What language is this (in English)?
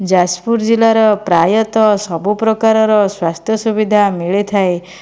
Odia